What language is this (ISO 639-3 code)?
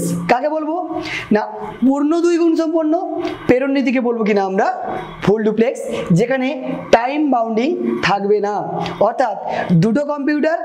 hin